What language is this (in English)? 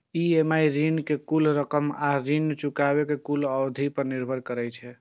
Maithili